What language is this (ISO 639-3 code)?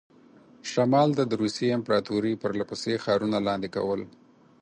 pus